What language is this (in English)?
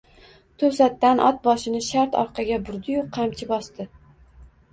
Uzbek